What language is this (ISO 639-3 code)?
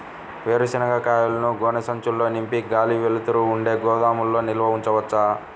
tel